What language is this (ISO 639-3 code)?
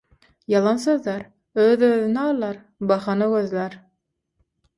tuk